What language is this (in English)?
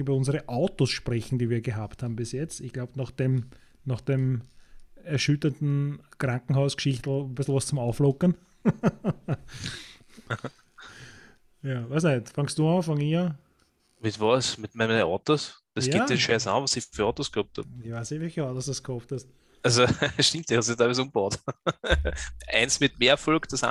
German